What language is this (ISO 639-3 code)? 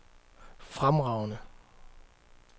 dan